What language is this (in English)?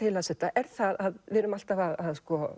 Icelandic